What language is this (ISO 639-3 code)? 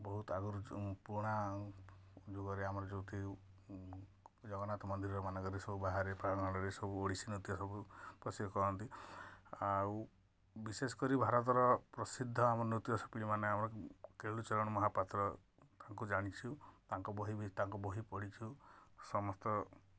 ori